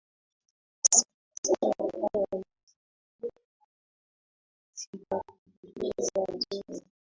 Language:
Swahili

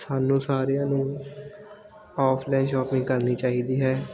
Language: Punjabi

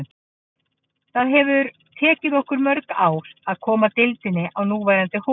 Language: Icelandic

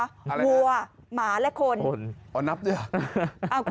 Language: Thai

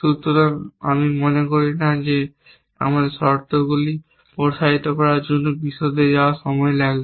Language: Bangla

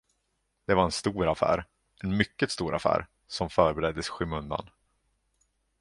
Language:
Swedish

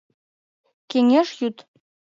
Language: Mari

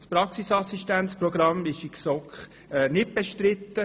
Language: Swiss German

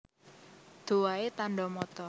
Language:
Javanese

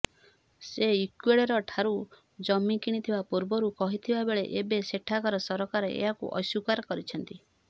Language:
Odia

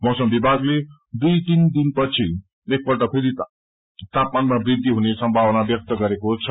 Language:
Nepali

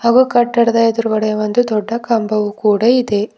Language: Kannada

